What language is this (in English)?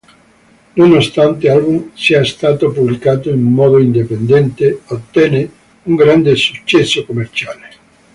Italian